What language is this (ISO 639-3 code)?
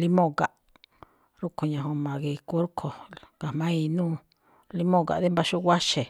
tcf